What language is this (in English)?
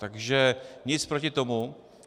Czech